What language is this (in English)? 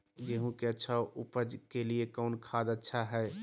Magahi